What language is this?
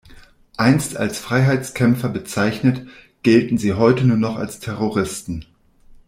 German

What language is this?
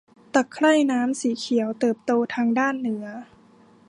Thai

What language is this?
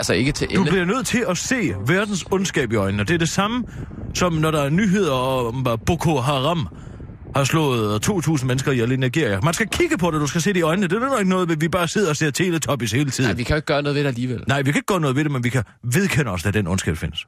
Danish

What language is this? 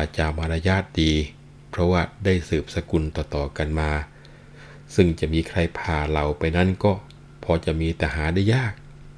Thai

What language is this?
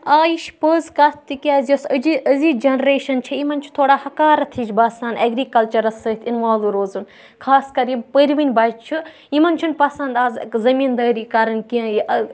Kashmiri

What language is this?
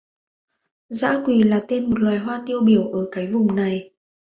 Vietnamese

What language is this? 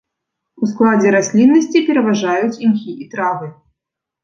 Belarusian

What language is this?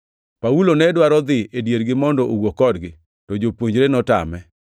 Luo (Kenya and Tanzania)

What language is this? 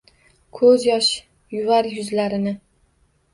Uzbek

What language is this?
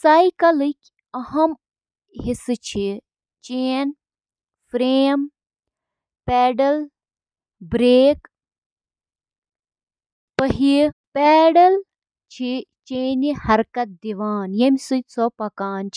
Kashmiri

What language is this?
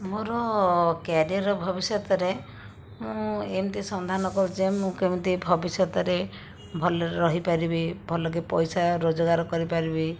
Odia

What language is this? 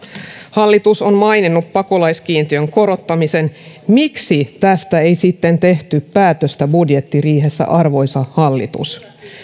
Finnish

